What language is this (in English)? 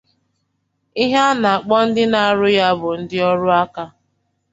Igbo